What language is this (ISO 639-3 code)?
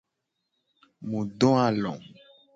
gej